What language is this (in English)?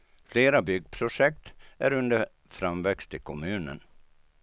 Swedish